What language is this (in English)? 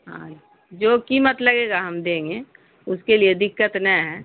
Urdu